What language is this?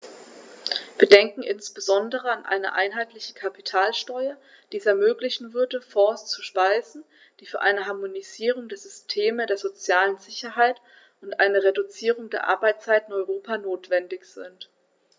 German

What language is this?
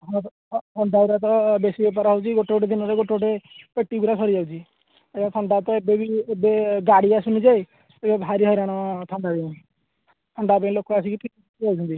Odia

